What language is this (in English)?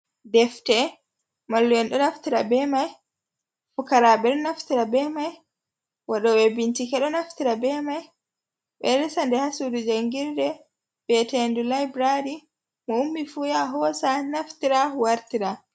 Fula